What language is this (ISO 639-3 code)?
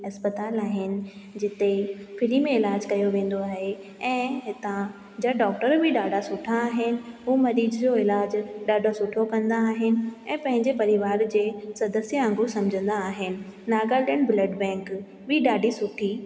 snd